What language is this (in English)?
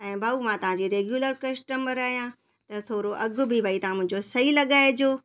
Sindhi